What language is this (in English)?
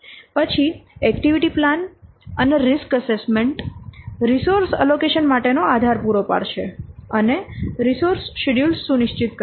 Gujarati